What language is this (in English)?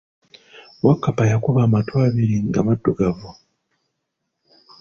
Ganda